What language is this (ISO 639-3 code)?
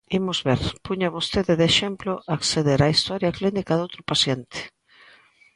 glg